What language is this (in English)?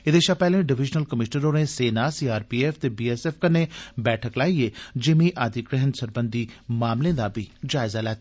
Dogri